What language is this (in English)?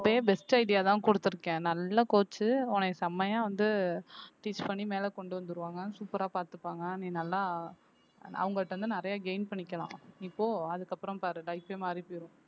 Tamil